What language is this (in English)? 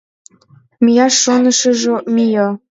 Mari